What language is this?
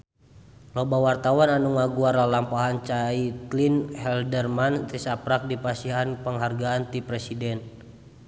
Sundanese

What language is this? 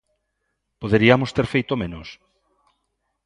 Galician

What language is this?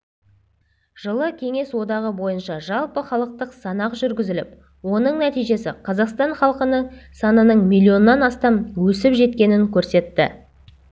Kazakh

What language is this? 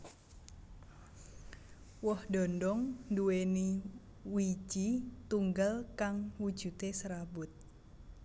Javanese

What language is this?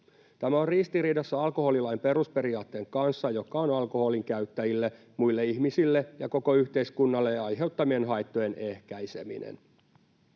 Finnish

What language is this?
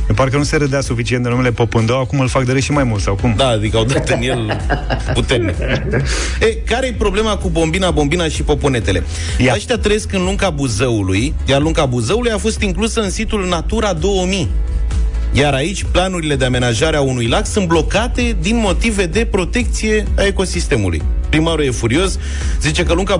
Romanian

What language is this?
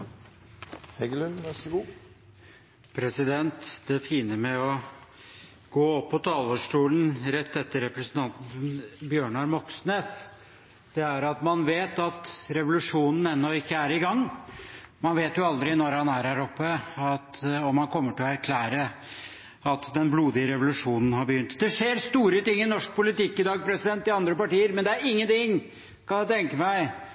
Norwegian Bokmål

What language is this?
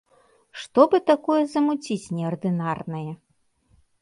Belarusian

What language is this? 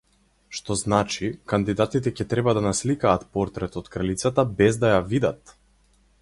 Macedonian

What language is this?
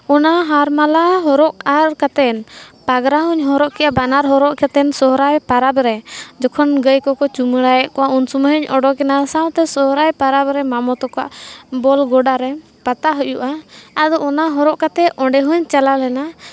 Santali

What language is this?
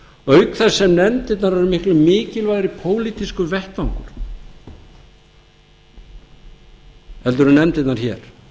Icelandic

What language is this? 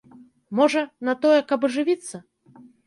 Belarusian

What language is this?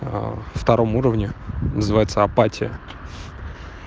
Russian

